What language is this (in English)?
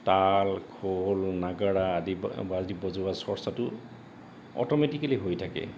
Assamese